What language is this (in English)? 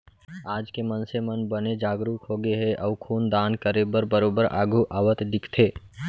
Chhattisgarhi